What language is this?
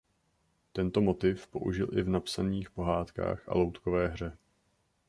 Czech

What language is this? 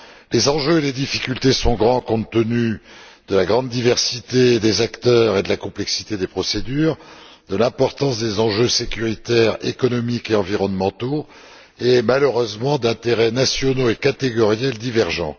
French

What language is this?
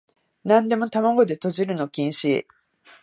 Japanese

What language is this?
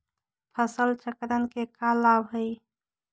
Magahi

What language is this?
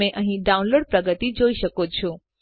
Gujarati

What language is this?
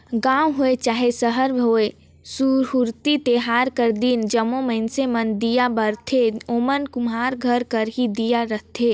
Chhattisgarhi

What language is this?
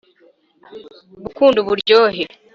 Kinyarwanda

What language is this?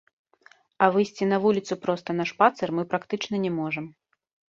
Belarusian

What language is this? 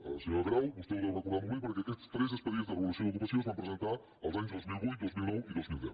Catalan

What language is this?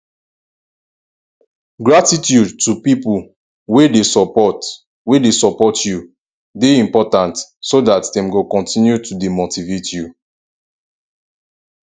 Nigerian Pidgin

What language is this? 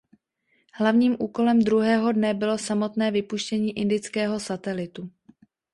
Czech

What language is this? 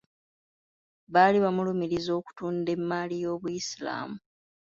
Ganda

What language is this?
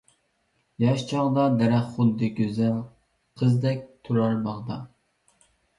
Uyghur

